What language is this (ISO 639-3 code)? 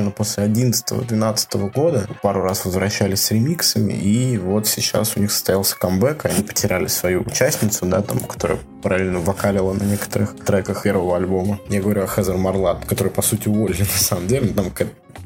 rus